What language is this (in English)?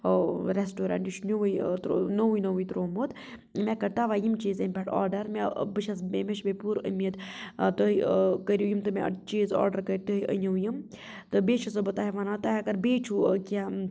Kashmiri